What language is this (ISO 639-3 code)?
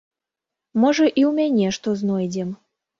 bel